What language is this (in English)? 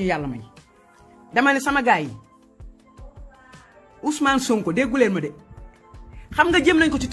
French